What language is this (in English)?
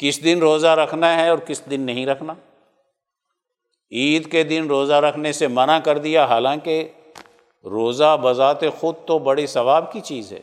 Urdu